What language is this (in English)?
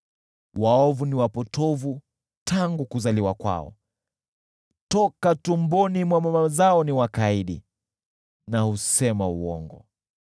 Swahili